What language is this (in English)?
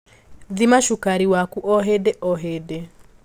Kikuyu